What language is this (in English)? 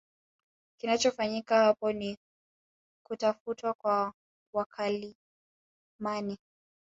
Swahili